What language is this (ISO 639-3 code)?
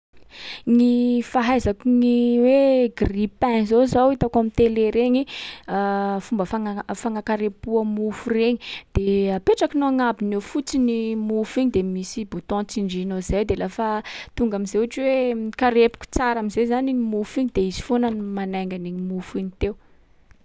skg